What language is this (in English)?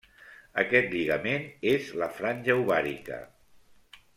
Catalan